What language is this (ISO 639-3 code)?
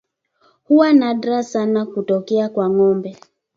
swa